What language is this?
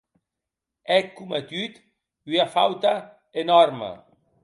Occitan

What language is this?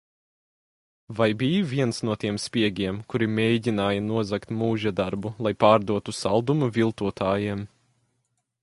Latvian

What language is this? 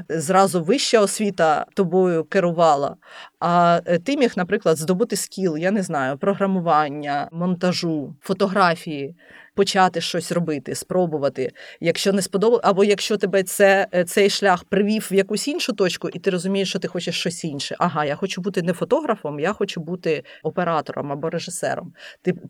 Ukrainian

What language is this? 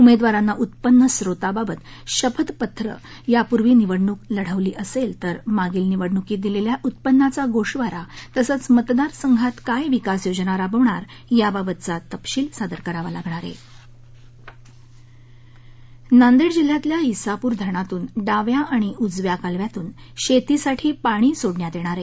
Marathi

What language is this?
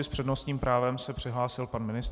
Czech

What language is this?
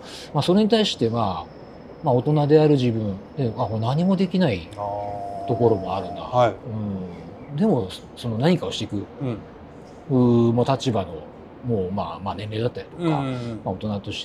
Japanese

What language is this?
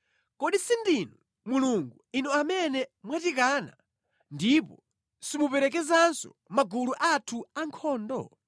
Nyanja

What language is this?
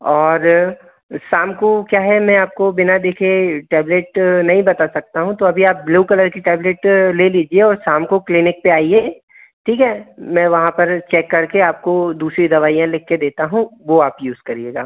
Hindi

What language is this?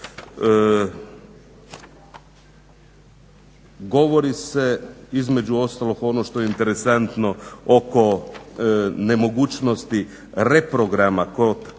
Croatian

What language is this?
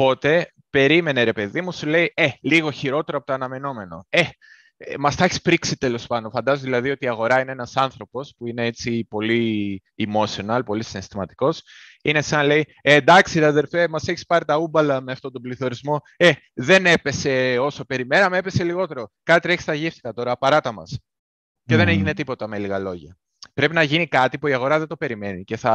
Greek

